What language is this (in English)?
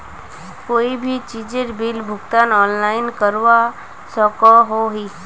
Magahi